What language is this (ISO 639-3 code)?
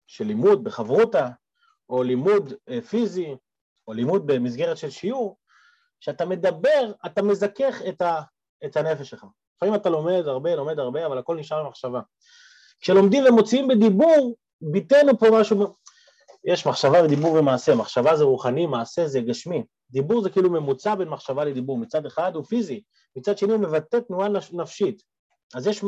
heb